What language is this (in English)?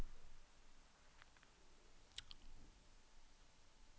Swedish